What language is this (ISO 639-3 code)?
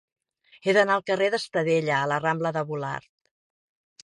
cat